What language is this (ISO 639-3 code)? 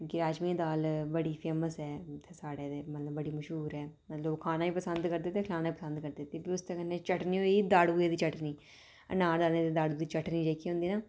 doi